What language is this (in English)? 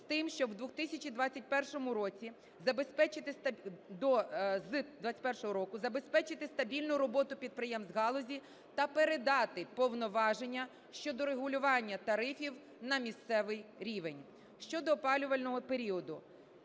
Ukrainian